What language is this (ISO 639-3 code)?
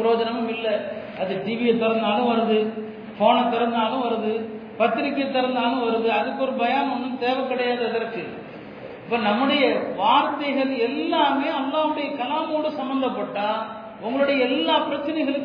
tam